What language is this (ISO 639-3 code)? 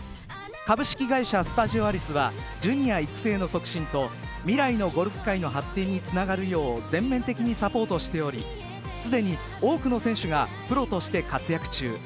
jpn